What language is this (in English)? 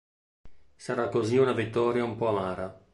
Italian